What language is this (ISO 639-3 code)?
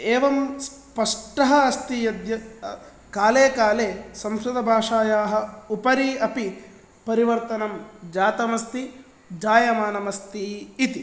san